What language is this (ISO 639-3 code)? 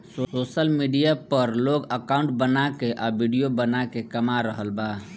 bho